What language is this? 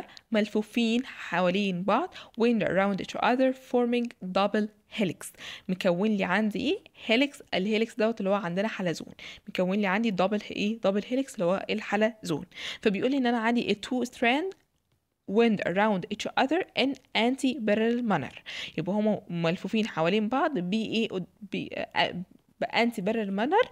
Arabic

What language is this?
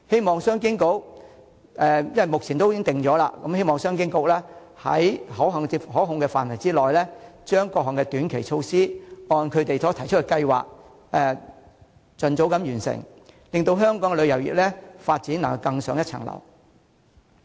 Cantonese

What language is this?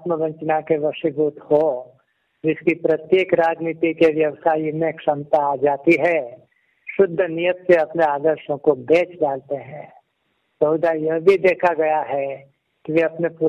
Hindi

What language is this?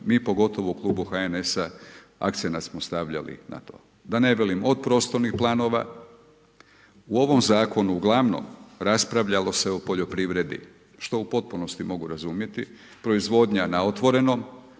Croatian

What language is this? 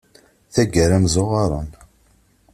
Kabyle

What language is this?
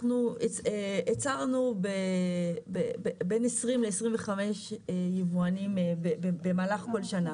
Hebrew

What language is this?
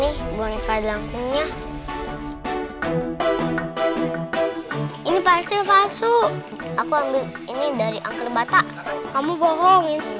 Indonesian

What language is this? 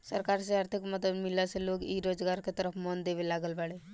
Bhojpuri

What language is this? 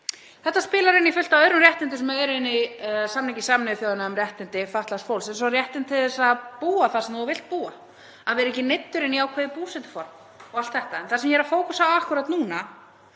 Icelandic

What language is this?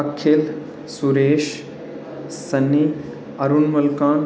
Dogri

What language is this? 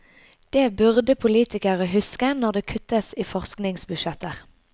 Norwegian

